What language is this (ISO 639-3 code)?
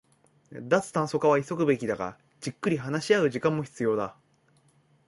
jpn